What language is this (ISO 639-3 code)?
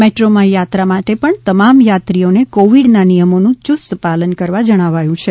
guj